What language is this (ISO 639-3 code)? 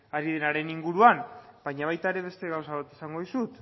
eus